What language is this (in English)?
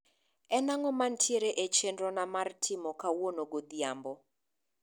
Luo (Kenya and Tanzania)